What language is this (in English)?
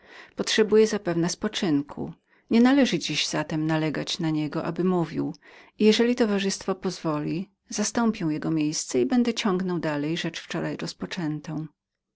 Polish